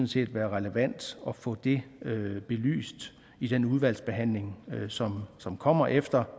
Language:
Danish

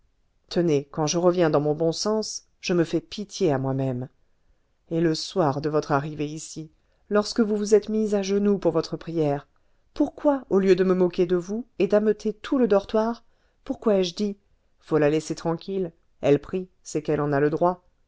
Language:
French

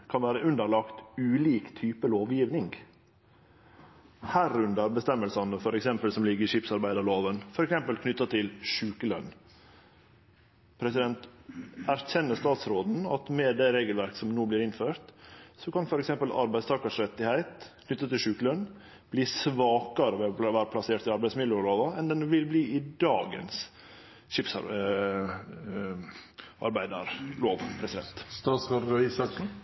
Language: Norwegian Nynorsk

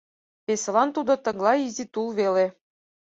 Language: Mari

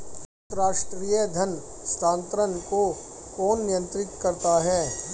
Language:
Hindi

